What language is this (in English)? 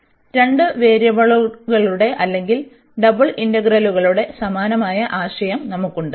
Malayalam